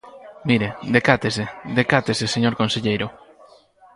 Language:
Galician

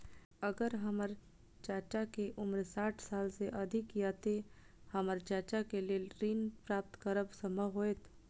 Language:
Maithili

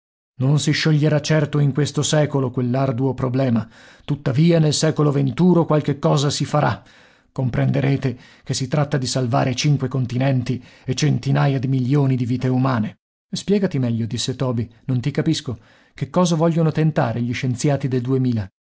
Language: Italian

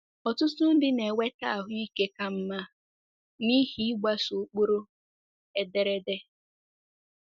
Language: Igbo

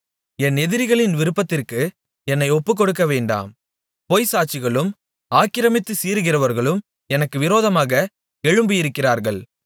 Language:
Tamil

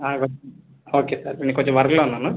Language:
Telugu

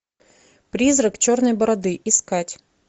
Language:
Russian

